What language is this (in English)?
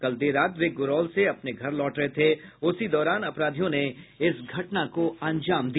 Hindi